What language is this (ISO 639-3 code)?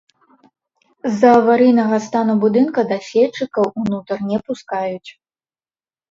bel